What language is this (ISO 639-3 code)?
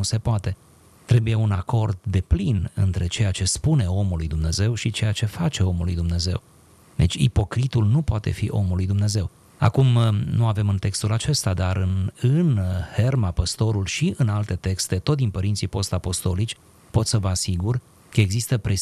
ron